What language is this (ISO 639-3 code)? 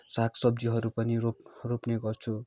nep